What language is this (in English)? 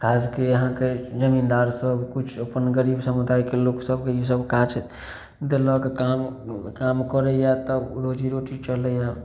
Maithili